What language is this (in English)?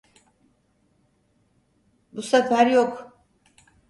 Turkish